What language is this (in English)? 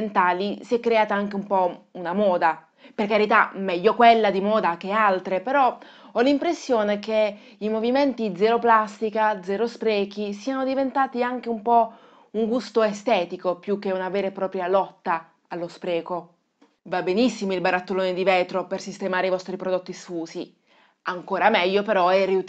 Italian